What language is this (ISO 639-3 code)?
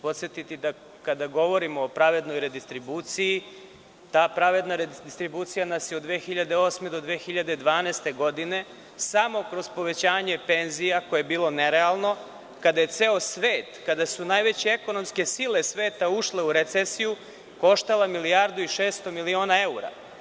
srp